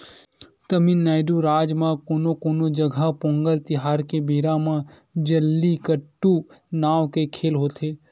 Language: Chhattisgarhi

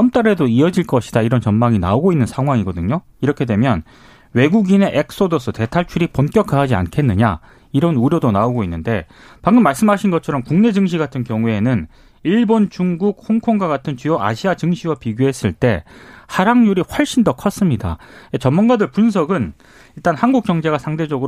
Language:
Korean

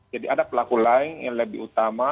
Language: Indonesian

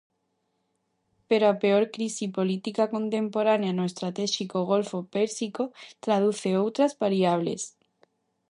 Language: Galician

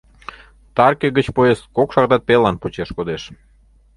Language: Mari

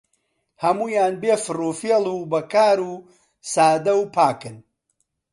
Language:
Central Kurdish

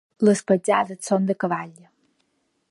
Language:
Catalan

